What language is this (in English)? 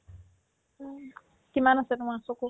Assamese